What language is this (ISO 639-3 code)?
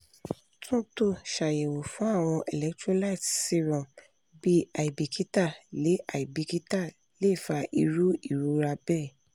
yor